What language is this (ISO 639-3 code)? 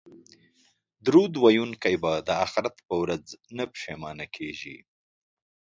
pus